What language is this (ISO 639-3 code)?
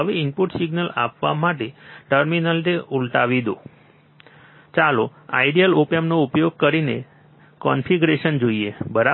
guj